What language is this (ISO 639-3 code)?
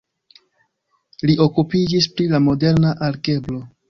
epo